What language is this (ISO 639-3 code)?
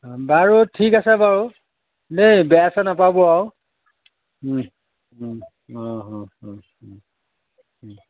asm